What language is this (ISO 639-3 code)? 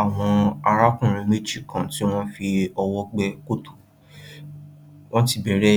yor